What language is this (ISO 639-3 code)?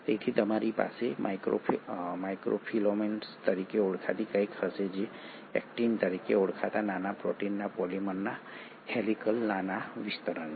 guj